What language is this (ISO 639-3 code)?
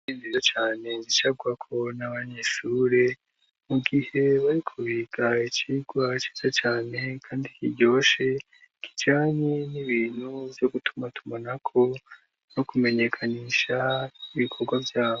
run